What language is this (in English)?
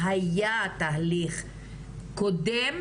Hebrew